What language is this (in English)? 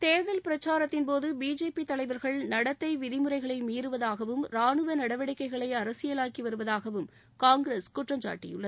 Tamil